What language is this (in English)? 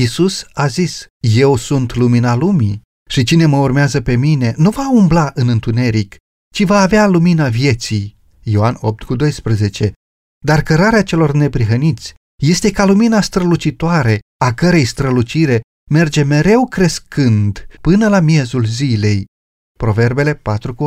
Romanian